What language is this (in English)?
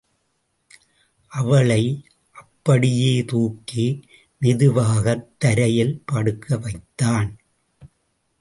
Tamil